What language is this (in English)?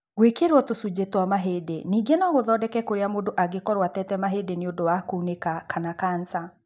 Kikuyu